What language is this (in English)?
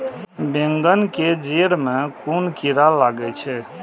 Maithili